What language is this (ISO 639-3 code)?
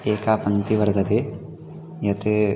san